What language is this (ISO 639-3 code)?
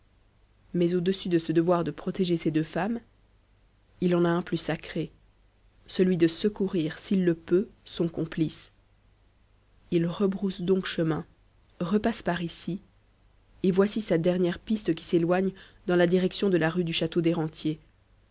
fra